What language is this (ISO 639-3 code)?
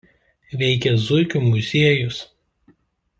lit